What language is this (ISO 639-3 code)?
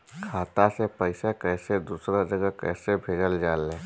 bho